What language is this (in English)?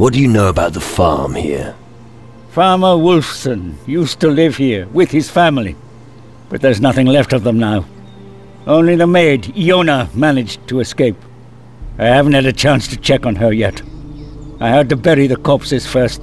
Polish